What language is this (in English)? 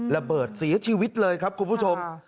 Thai